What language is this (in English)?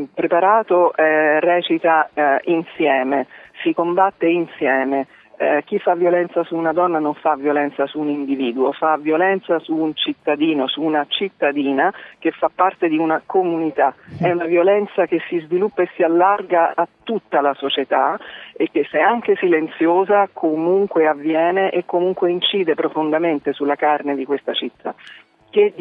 Italian